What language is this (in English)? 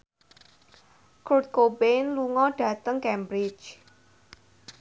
Javanese